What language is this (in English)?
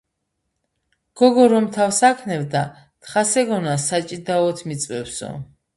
Georgian